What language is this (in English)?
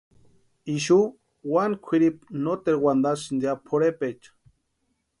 Western Highland Purepecha